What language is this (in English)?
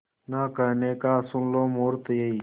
Hindi